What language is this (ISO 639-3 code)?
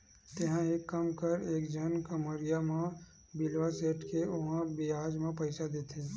hne